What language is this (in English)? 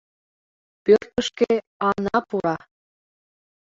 Mari